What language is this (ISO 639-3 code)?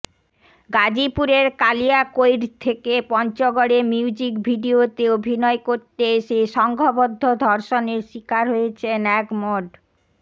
ben